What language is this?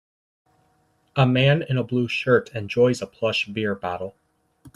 English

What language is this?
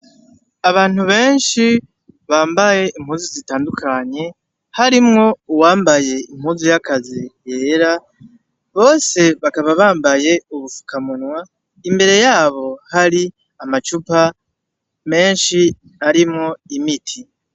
Rundi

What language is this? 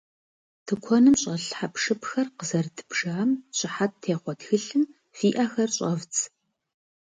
Kabardian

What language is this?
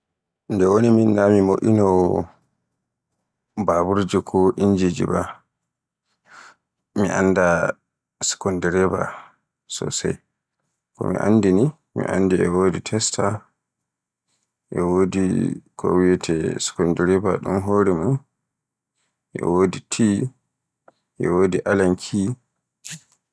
Borgu Fulfulde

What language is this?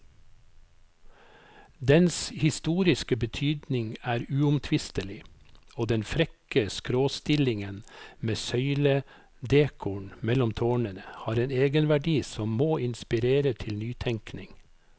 Norwegian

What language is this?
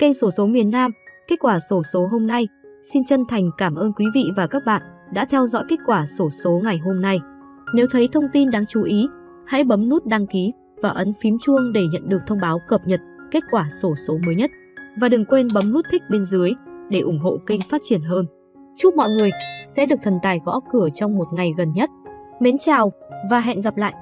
Vietnamese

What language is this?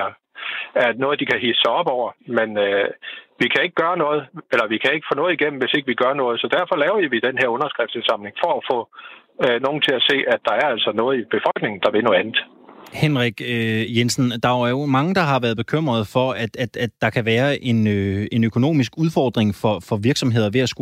Danish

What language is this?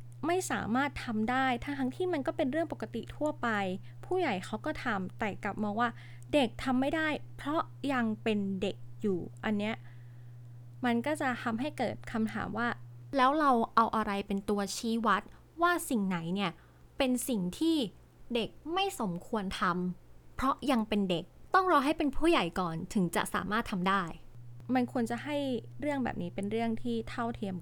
Thai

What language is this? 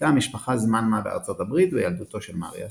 Hebrew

